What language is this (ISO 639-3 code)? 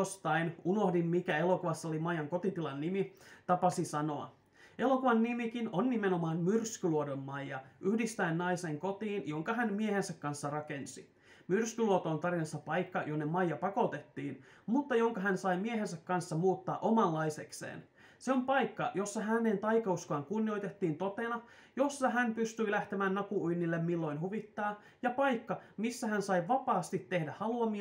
fin